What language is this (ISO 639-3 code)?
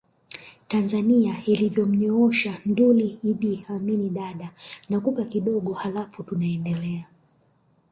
swa